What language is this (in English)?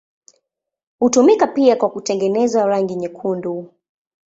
Swahili